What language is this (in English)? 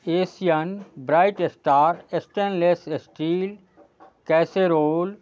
Maithili